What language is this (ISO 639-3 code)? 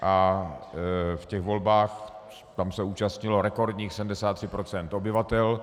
ces